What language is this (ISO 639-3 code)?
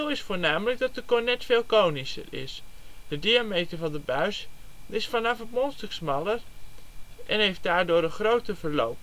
nld